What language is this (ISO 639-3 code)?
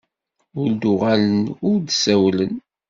kab